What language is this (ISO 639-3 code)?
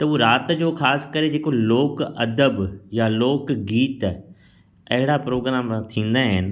snd